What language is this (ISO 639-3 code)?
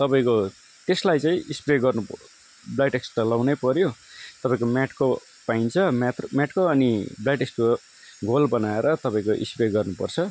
nep